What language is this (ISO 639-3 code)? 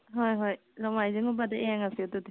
mni